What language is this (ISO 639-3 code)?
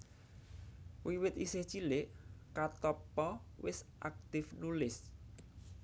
jav